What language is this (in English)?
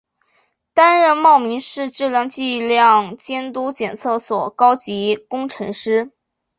Chinese